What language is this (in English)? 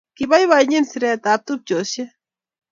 Kalenjin